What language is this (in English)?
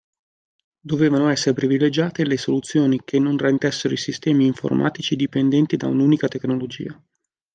Italian